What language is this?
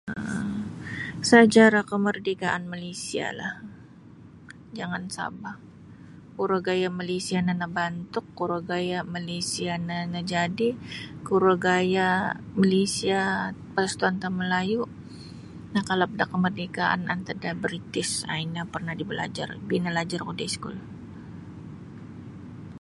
Sabah Bisaya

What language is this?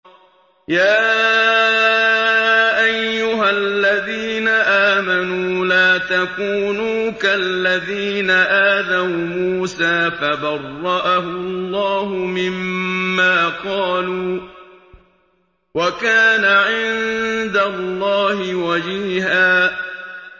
Arabic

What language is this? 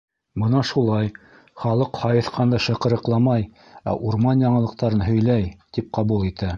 Bashkir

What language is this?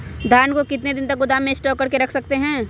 Magahi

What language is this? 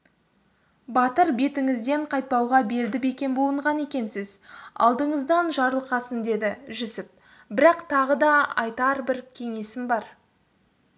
Kazakh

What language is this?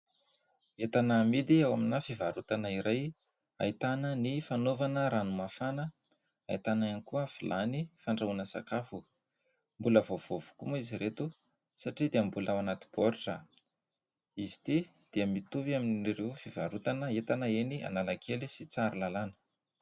Malagasy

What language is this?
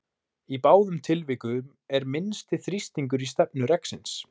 Icelandic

